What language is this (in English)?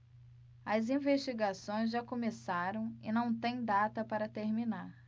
Portuguese